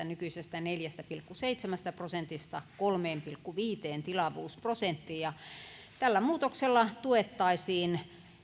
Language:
Finnish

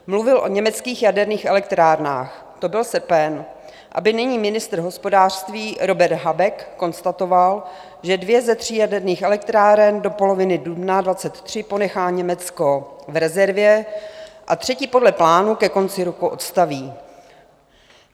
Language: Czech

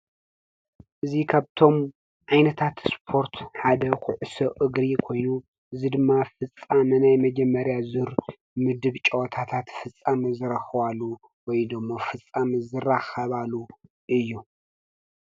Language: Tigrinya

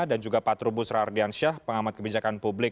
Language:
Indonesian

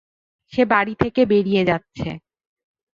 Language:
Bangla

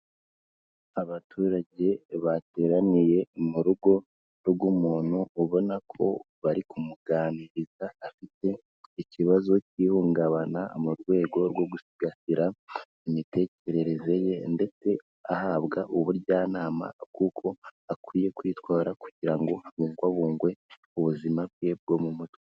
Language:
Kinyarwanda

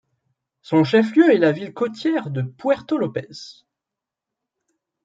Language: French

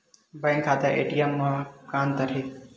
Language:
Chhattisgarhi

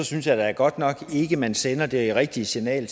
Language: Danish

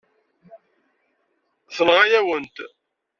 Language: Kabyle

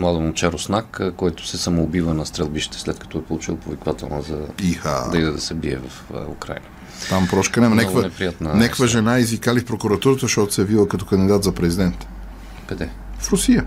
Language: Bulgarian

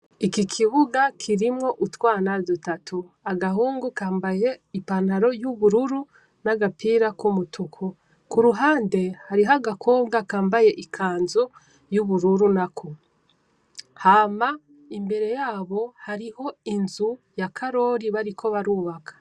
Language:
Rundi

